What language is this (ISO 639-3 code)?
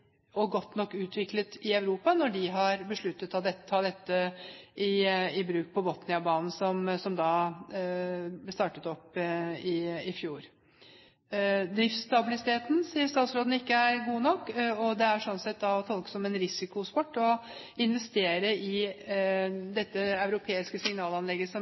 nob